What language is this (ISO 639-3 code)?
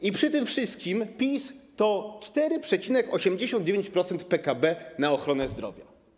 pol